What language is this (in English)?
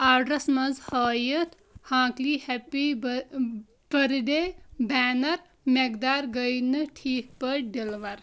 Kashmiri